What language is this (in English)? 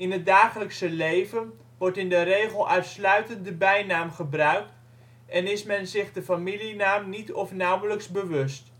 Dutch